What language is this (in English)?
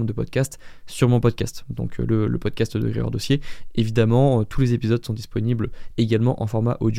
French